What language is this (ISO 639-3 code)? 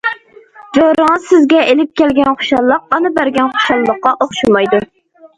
uig